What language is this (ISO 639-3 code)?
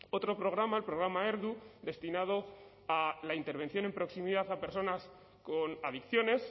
spa